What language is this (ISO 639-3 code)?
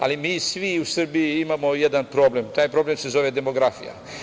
srp